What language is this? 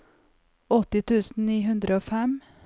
Norwegian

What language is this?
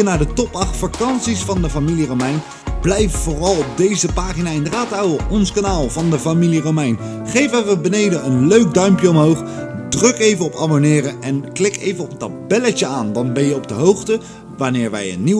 Dutch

